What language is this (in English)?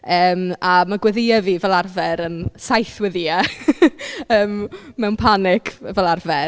Welsh